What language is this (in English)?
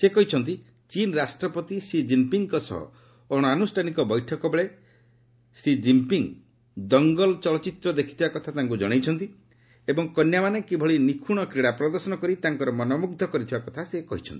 Odia